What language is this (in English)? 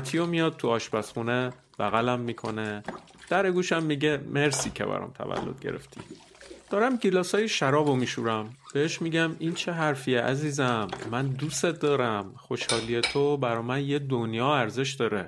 Persian